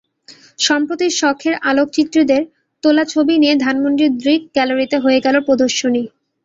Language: Bangla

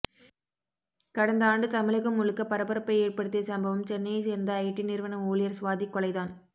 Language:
Tamil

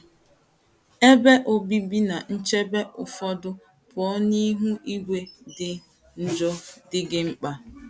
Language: Igbo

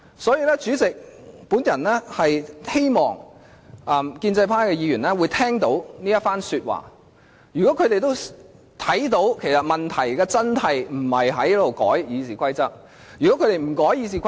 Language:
Cantonese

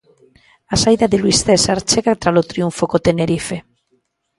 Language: Galician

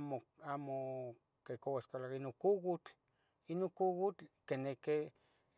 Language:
Tetelcingo Nahuatl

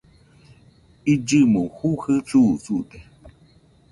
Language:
Nüpode Huitoto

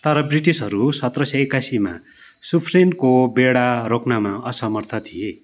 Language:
Nepali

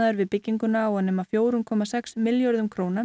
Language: Icelandic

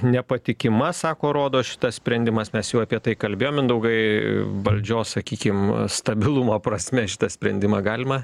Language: Lithuanian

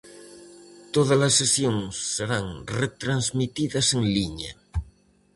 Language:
Galician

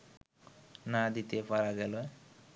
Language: Bangla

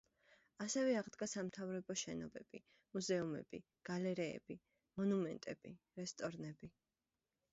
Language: Georgian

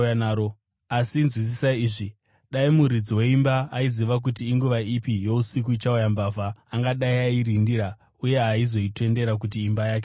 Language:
Shona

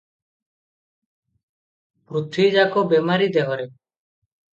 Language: Odia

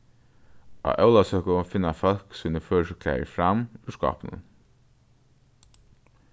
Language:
Faroese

